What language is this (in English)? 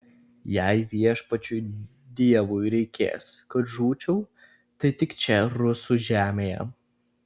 Lithuanian